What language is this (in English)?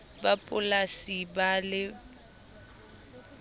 Southern Sotho